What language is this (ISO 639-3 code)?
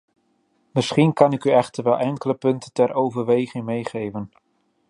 nld